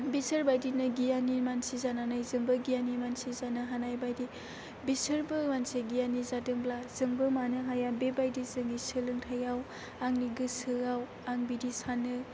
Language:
Bodo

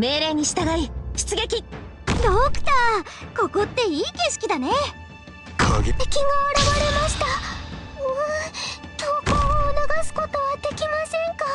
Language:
Japanese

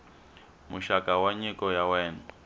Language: Tsonga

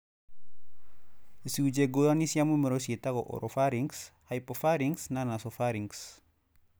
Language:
Kikuyu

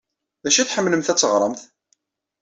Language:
Kabyle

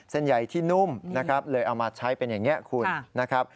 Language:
Thai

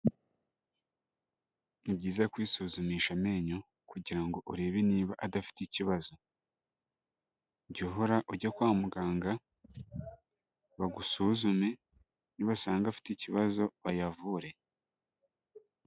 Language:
Kinyarwanda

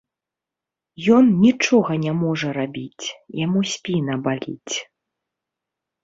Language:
Belarusian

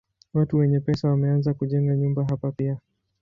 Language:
Swahili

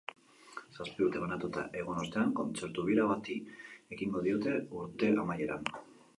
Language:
Basque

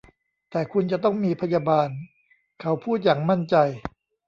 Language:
Thai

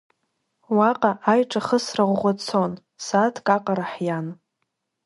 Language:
Abkhazian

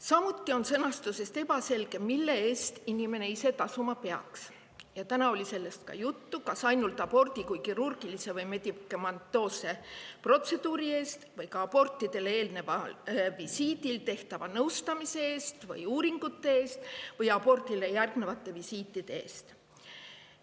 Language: Estonian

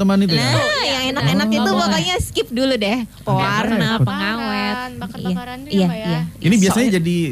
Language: Indonesian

